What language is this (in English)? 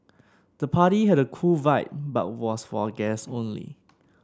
English